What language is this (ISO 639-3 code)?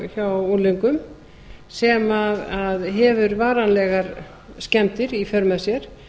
isl